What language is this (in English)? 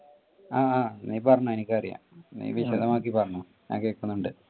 Malayalam